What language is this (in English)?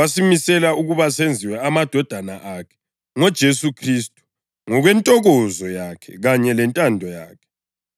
North Ndebele